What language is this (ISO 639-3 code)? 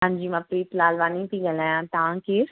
snd